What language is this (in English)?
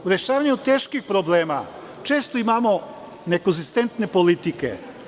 Serbian